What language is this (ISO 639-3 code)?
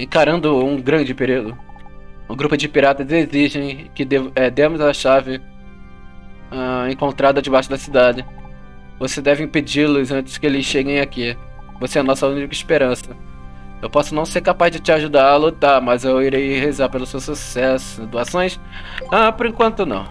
por